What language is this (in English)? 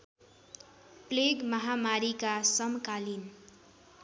Nepali